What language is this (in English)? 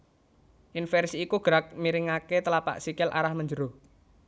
Javanese